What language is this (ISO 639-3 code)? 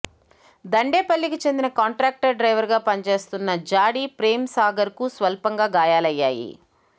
tel